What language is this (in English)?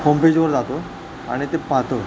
Marathi